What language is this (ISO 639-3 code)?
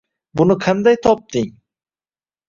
uzb